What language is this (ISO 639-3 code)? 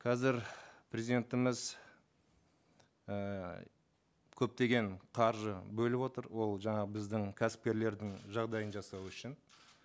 kaz